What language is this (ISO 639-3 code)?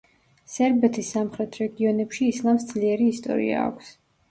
kat